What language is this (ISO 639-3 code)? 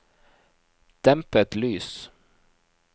nor